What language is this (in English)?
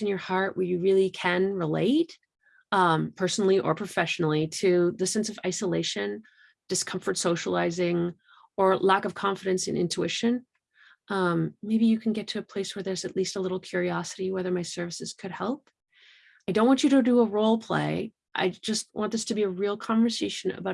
English